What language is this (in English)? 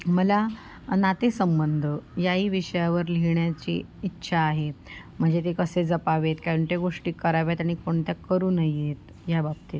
Marathi